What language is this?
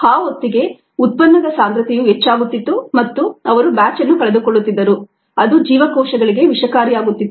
Kannada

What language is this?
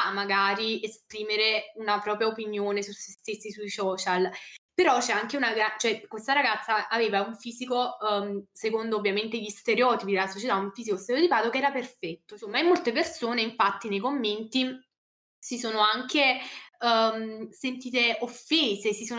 Italian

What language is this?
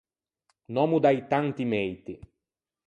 Ligurian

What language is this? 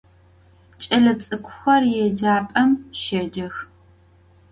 Adyghe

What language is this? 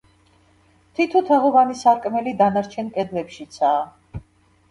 Georgian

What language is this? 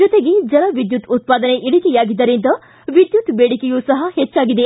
Kannada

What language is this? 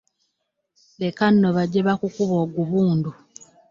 Ganda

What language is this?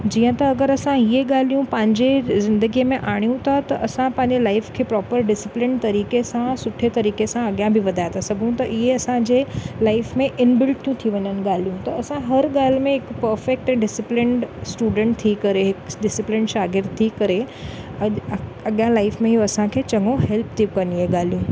Sindhi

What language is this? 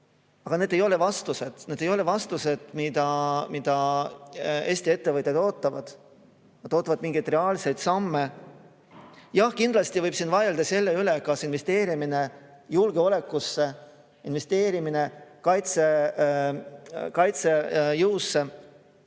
Estonian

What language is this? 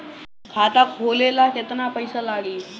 Bhojpuri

